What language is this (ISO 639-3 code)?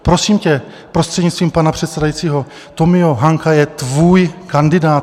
ces